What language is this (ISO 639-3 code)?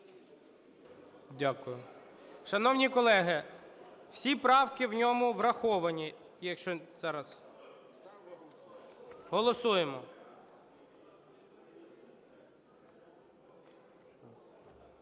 ukr